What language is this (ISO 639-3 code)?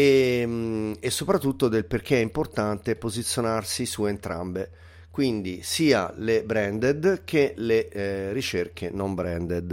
ita